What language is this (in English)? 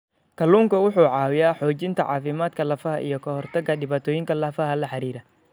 Somali